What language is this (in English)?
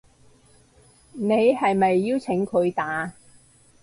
Cantonese